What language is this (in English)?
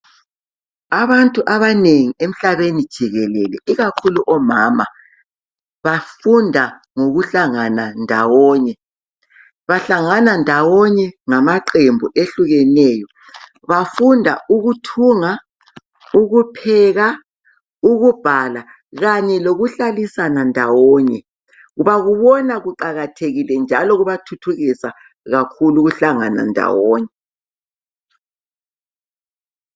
North Ndebele